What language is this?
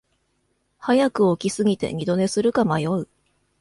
Japanese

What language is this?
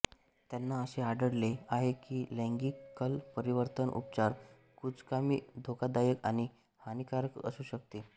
Marathi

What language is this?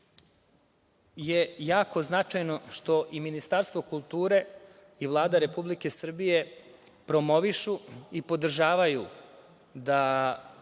Serbian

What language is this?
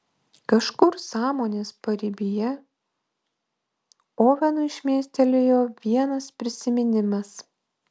Lithuanian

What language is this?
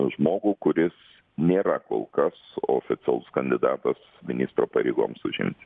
Lithuanian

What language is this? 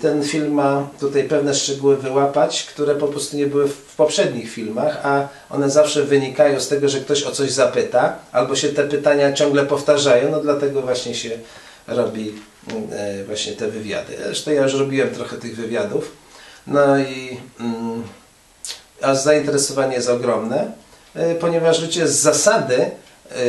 Polish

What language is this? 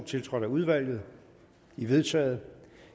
Danish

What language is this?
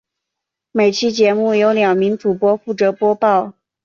Chinese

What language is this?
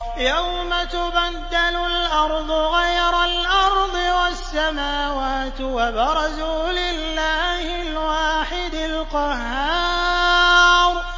Arabic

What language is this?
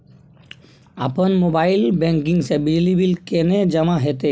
Maithili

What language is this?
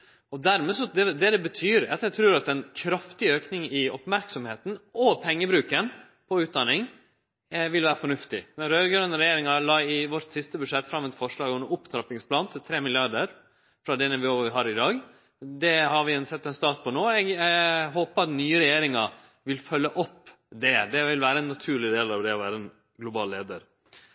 Norwegian Nynorsk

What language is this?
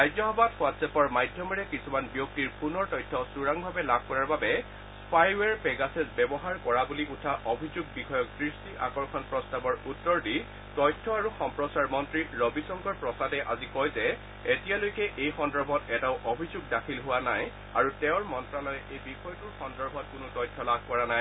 Assamese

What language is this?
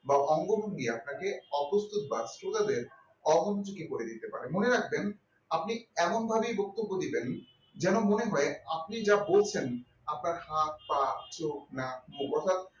Bangla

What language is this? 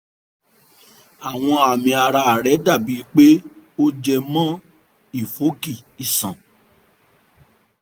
Yoruba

